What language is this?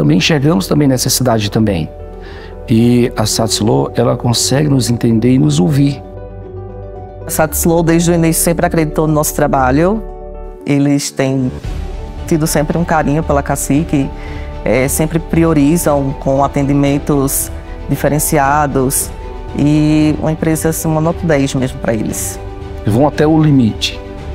Portuguese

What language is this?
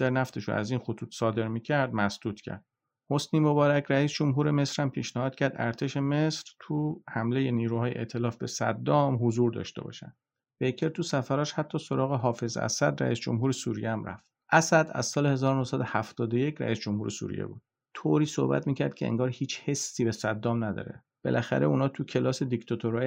Persian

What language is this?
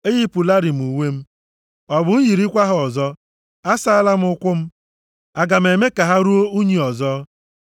Igbo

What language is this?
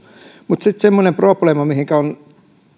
Finnish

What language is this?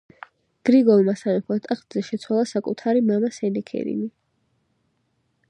Georgian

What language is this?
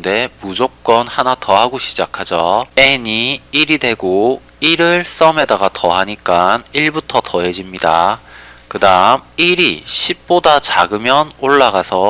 Korean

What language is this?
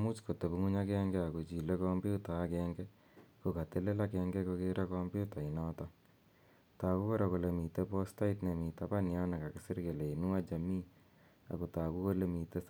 Kalenjin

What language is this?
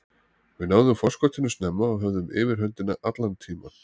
Icelandic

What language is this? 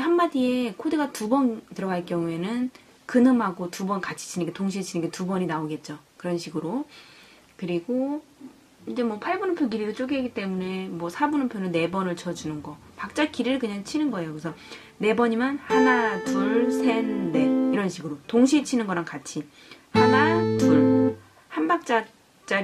Korean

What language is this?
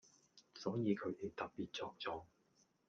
Cantonese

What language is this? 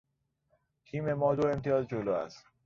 Persian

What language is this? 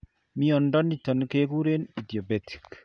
Kalenjin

